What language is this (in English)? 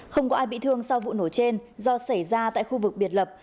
Vietnamese